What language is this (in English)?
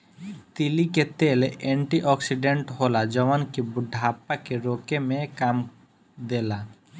Bhojpuri